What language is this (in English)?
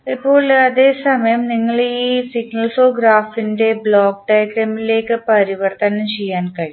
Malayalam